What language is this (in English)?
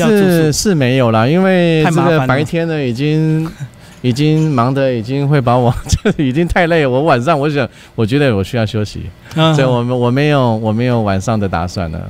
Chinese